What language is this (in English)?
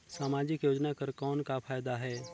Chhattisgarhi